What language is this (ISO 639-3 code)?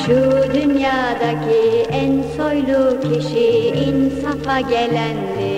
tur